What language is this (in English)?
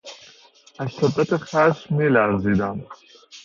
Persian